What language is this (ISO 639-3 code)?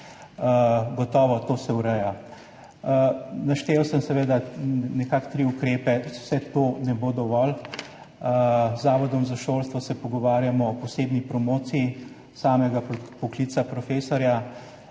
slv